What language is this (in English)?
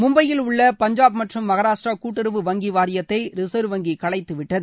Tamil